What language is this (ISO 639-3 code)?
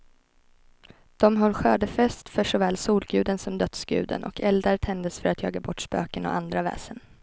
swe